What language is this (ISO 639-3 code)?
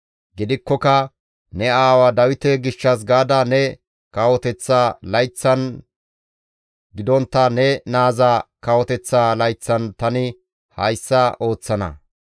gmv